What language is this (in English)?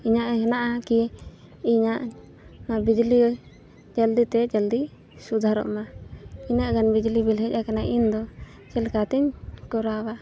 Santali